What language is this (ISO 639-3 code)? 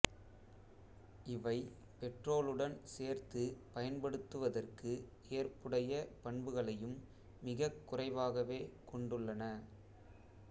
tam